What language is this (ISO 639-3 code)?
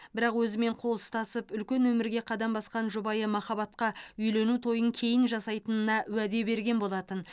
kaz